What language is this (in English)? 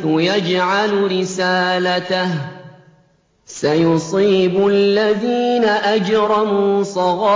Arabic